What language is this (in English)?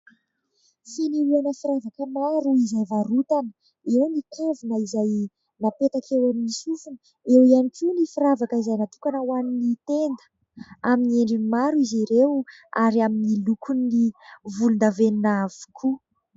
Malagasy